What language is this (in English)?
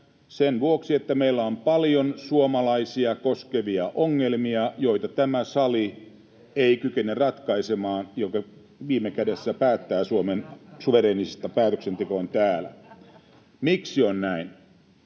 Finnish